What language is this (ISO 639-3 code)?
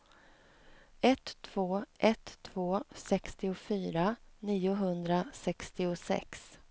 swe